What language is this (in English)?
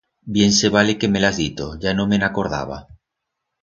Aragonese